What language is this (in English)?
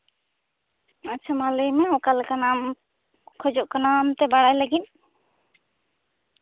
Santali